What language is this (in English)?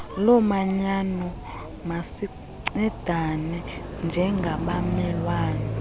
Xhosa